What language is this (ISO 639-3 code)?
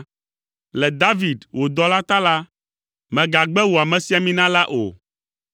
ewe